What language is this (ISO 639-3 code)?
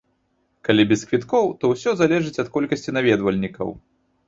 bel